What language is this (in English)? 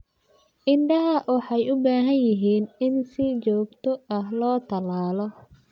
Somali